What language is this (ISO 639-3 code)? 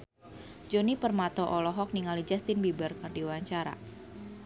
sun